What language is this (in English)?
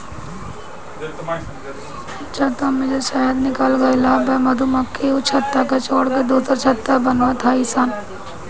Bhojpuri